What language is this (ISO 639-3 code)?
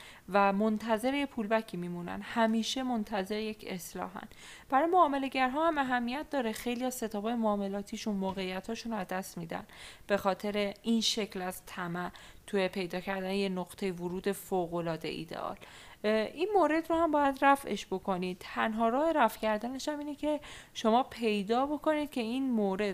fas